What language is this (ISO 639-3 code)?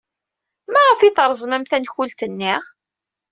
kab